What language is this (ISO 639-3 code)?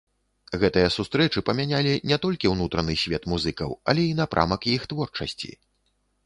bel